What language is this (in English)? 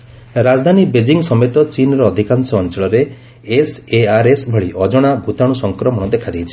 Odia